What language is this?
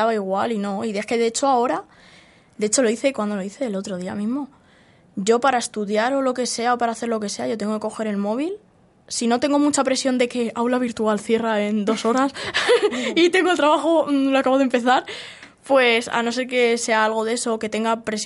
Spanish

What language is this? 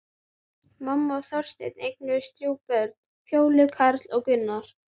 Icelandic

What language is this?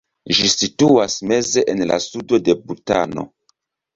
Esperanto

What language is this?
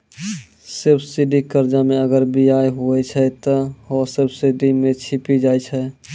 Maithili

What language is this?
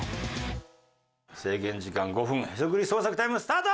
Japanese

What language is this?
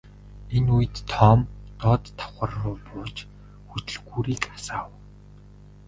Mongolian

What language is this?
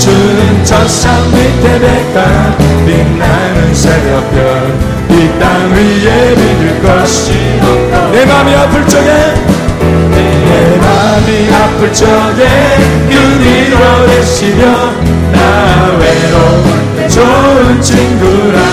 Korean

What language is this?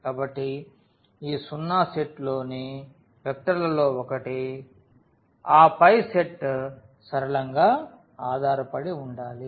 Telugu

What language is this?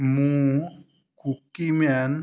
Odia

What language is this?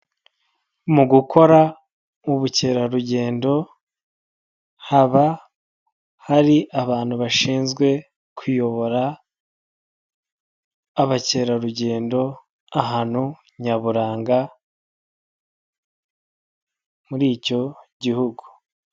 Kinyarwanda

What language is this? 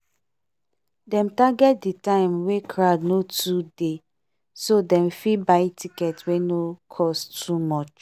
Nigerian Pidgin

